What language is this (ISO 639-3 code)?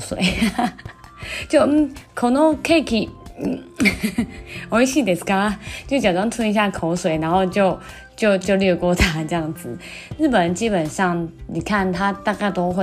zho